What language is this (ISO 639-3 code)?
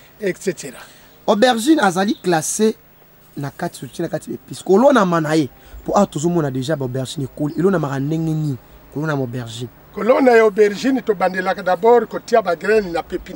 fra